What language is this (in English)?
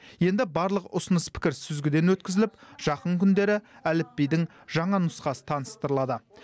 Kazakh